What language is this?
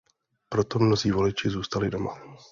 Czech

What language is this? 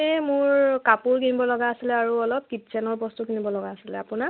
Assamese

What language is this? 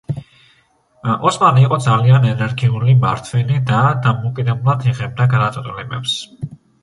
Georgian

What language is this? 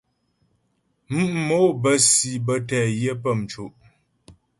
Ghomala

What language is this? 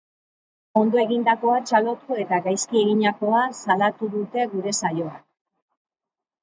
Basque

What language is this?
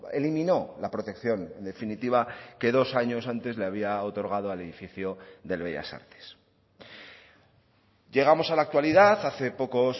Spanish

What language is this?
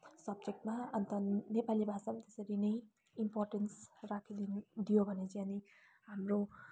Nepali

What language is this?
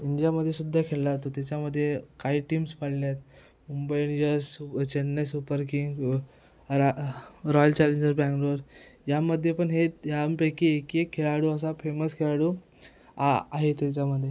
Marathi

